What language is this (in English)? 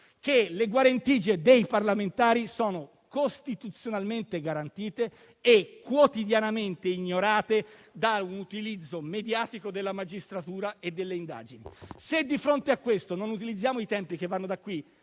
Italian